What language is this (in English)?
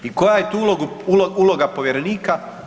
Croatian